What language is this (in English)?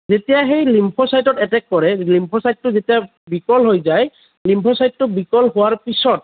Assamese